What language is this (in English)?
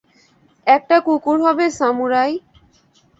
Bangla